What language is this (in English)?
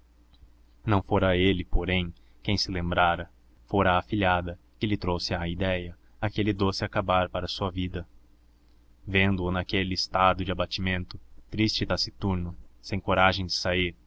Portuguese